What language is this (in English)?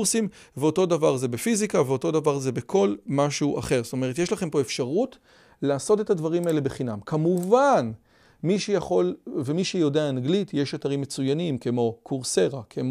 Hebrew